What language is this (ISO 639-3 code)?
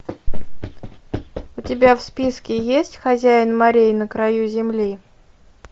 rus